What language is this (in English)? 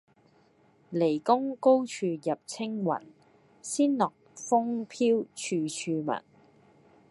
Cantonese